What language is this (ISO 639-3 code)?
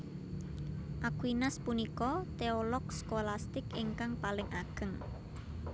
jav